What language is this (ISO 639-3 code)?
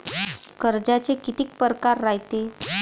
mar